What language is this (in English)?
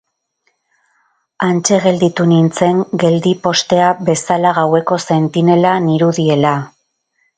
Basque